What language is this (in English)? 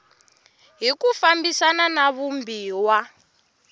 Tsonga